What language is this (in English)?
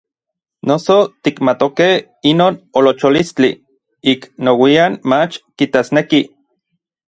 Orizaba Nahuatl